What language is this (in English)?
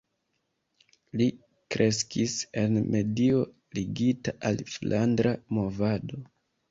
Esperanto